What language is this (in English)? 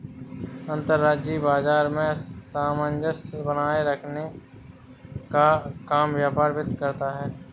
Hindi